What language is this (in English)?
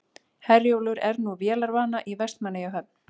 Icelandic